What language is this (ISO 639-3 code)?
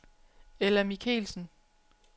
dan